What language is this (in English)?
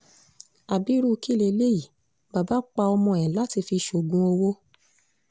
Yoruba